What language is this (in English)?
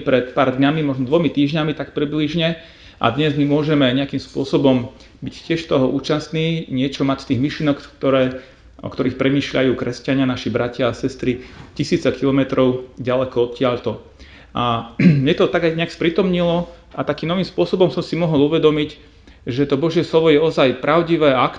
Slovak